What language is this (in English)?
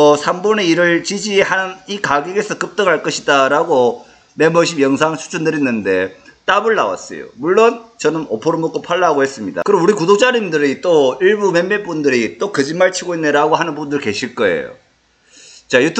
Korean